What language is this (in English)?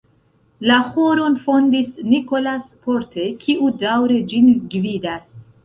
Esperanto